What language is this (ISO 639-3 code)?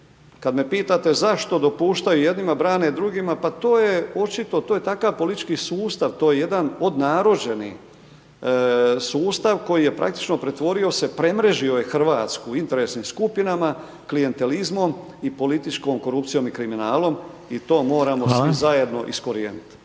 hrv